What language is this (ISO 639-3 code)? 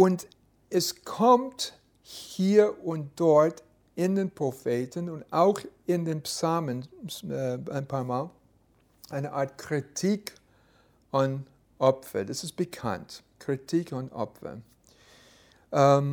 deu